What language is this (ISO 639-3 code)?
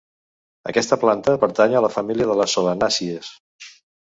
cat